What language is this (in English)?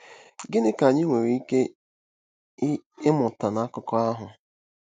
Igbo